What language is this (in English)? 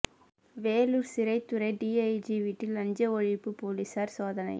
Tamil